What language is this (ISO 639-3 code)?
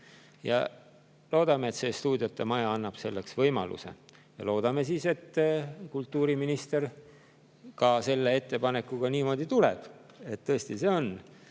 est